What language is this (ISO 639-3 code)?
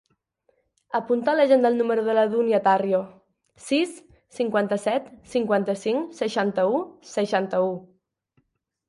cat